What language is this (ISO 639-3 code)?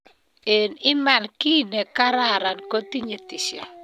kln